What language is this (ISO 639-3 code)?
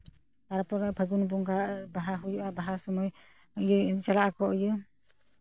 sat